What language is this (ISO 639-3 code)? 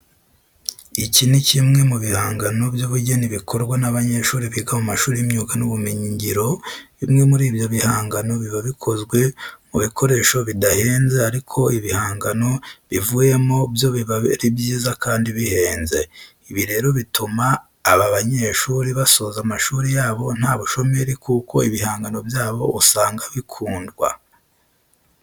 kin